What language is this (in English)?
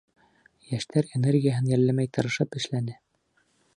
Bashkir